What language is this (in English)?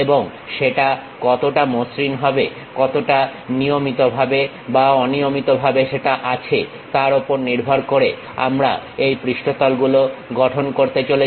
Bangla